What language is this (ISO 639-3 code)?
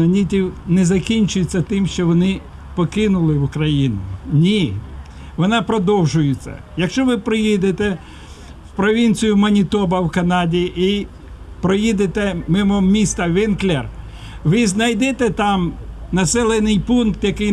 ukr